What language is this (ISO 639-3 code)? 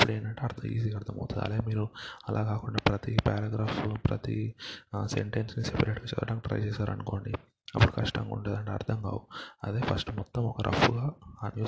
tel